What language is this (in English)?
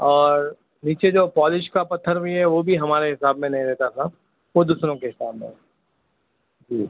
Urdu